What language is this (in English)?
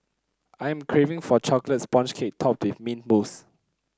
English